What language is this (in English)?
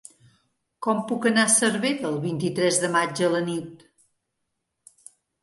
Catalan